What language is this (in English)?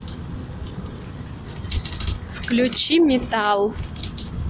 Russian